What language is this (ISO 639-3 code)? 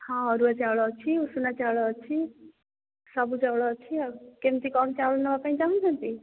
ori